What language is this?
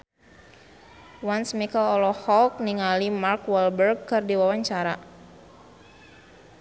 Sundanese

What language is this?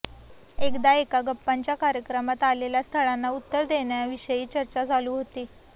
Marathi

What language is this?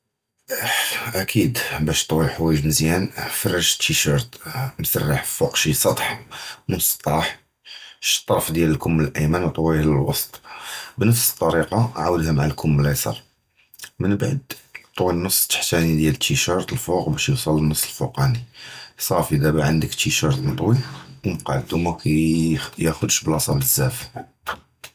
Judeo-Arabic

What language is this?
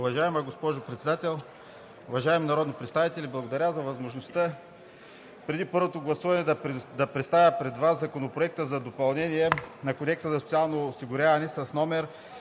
Bulgarian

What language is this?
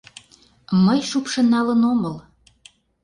Mari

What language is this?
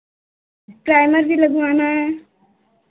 Hindi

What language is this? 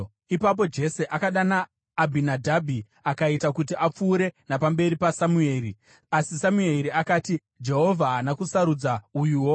Shona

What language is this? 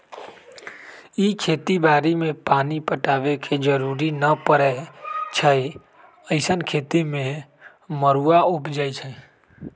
Magahi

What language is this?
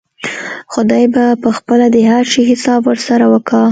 Pashto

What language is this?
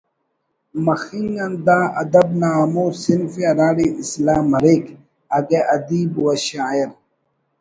Brahui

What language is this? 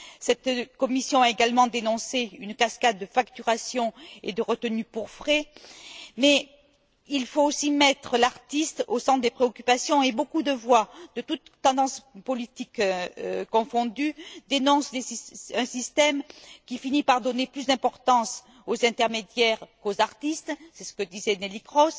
French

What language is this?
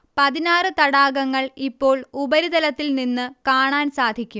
Malayalam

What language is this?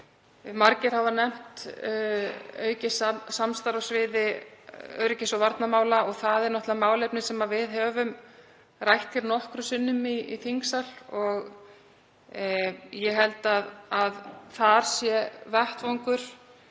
Icelandic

